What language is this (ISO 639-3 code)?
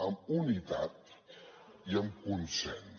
cat